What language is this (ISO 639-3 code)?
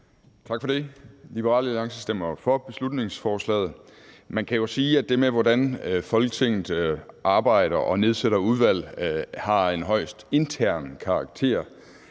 dan